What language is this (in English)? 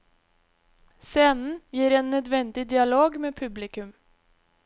Norwegian